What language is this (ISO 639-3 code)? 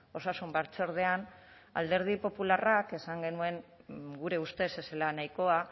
eus